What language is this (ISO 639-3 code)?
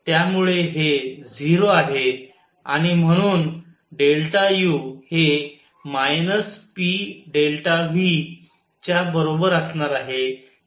mar